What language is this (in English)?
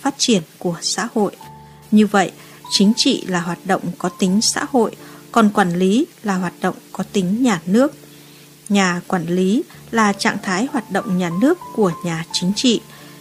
Vietnamese